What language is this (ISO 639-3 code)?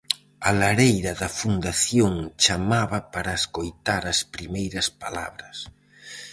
glg